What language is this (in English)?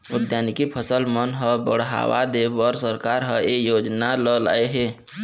Chhattisgarhi